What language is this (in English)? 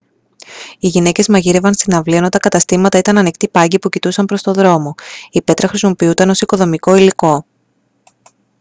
Greek